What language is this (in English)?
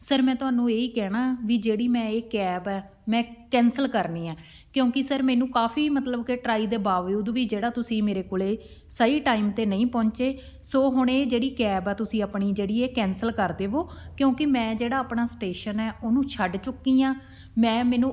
Punjabi